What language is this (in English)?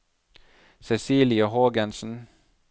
Norwegian